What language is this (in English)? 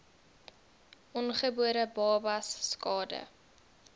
Afrikaans